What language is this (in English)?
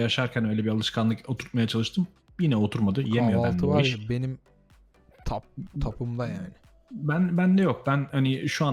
Turkish